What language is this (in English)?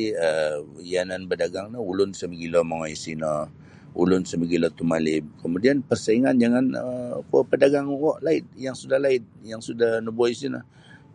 Sabah Bisaya